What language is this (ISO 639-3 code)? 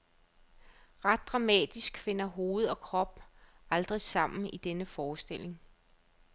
dan